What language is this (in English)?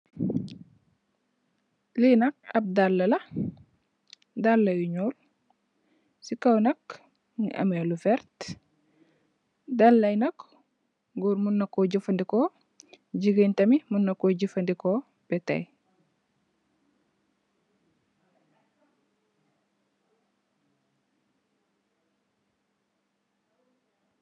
Wolof